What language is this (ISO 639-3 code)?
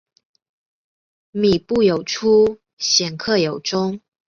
zho